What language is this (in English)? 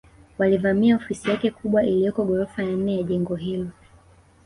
Swahili